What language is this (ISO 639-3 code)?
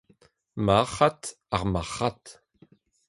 bre